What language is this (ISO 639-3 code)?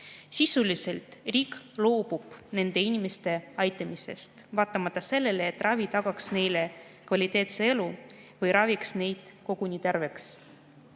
est